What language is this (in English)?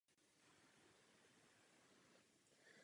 Czech